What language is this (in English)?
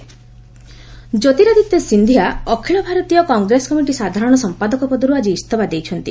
Odia